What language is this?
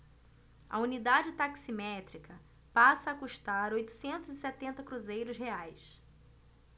Portuguese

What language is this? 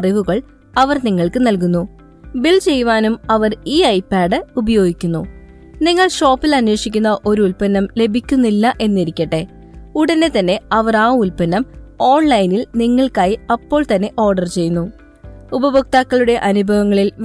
Malayalam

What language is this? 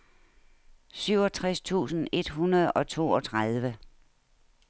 Danish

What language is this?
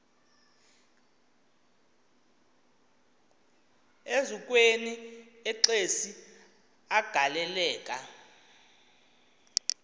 Xhosa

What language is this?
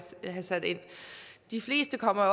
Danish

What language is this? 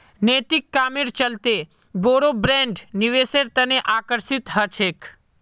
Magahi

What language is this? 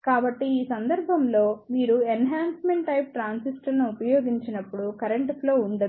Telugu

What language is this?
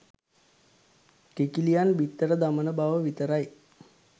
Sinhala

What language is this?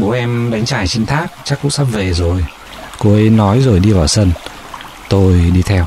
Vietnamese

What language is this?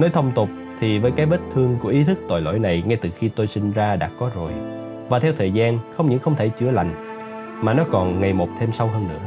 Vietnamese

